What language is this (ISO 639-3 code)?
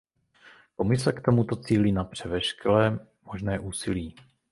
ces